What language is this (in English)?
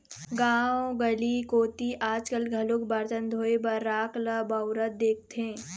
Chhattisgarhi